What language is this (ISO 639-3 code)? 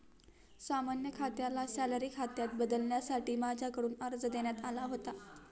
mar